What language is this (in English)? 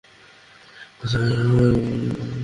Bangla